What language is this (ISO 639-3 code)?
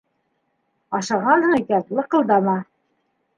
bak